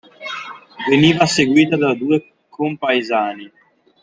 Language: Italian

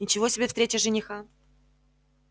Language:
Russian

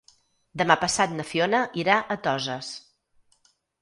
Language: Catalan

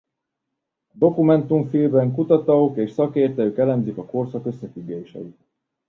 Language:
Hungarian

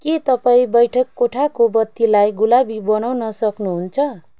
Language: Nepali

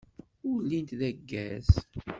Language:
Kabyle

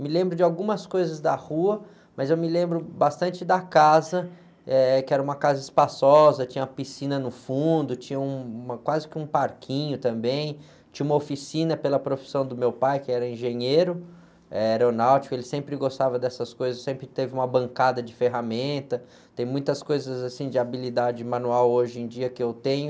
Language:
Portuguese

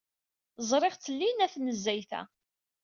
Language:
Kabyle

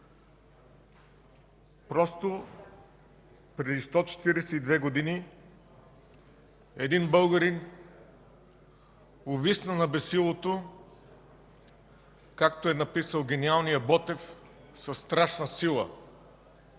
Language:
Bulgarian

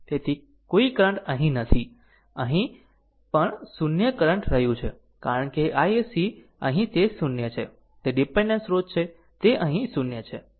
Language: Gujarati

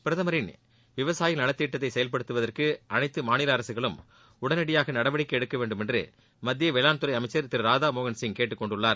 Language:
Tamil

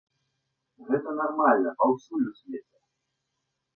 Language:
Belarusian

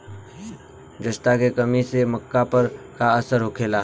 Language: Bhojpuri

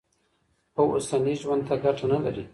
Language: Pashto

